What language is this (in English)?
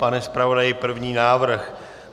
Czech